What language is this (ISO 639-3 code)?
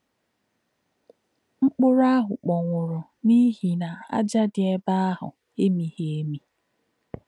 ibo